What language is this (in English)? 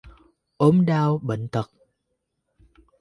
Vietnamese